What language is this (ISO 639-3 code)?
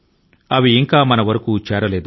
tel